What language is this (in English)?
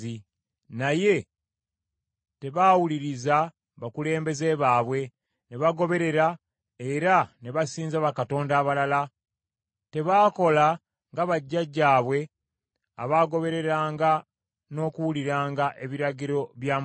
Ganda